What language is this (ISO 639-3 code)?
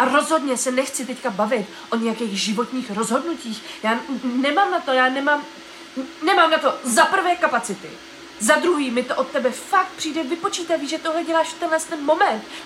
ces